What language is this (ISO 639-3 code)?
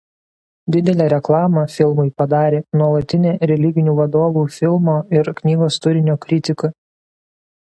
lit